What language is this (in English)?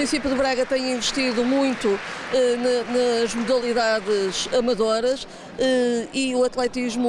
Portuguese